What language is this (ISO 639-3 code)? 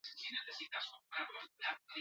eus